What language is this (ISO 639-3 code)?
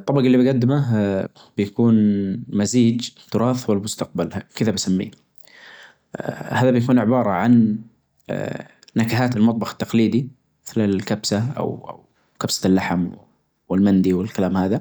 ars